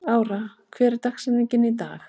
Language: Icelandic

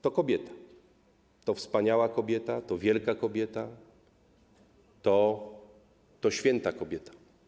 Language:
Polish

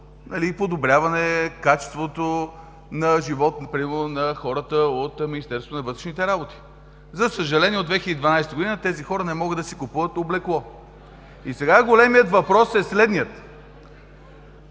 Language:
Bulgarian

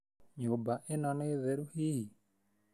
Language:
Kikuyu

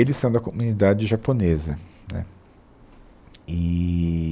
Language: Portuguese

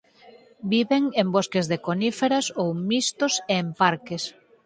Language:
Galician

